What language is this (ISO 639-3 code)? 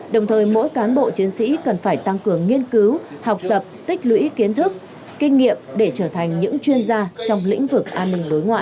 vie